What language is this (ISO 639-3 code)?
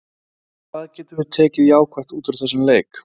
isl